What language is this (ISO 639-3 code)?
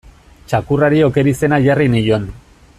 eus